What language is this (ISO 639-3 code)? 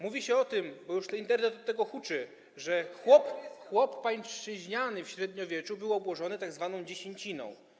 pol